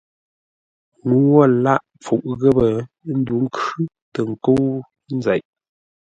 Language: Ngombale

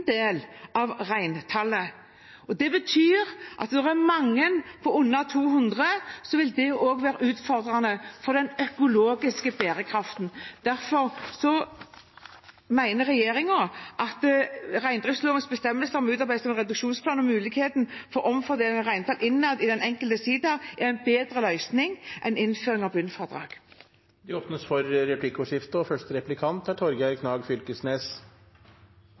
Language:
Norwegian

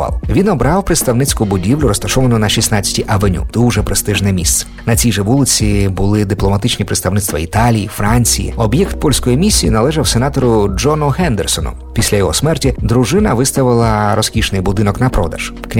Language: Polish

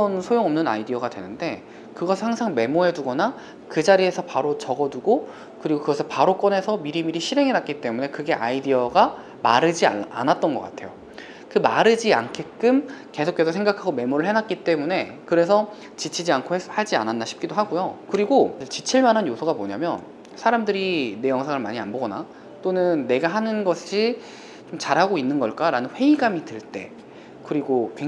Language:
Korean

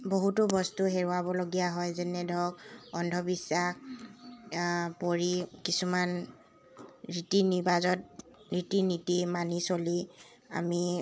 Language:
Assamese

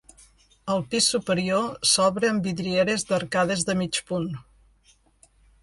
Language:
Catalan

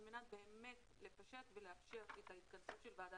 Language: Hebrew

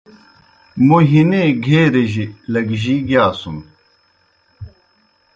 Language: Kohistani Shina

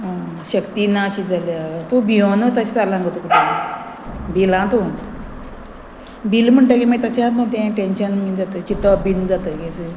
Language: Konkani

